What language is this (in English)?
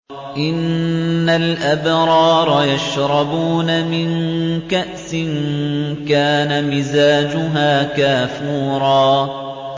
Arabic